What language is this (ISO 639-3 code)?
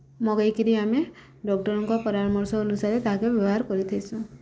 ori